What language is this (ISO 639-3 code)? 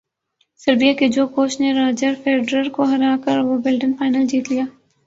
urd